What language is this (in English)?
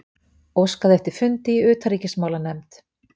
Icelandic